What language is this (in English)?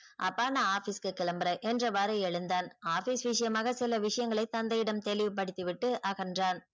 Tamil